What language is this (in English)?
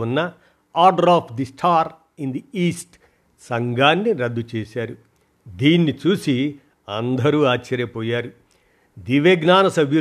Telugu